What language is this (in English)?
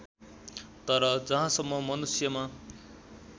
Nepali